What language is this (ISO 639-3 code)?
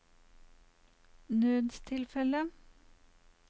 nor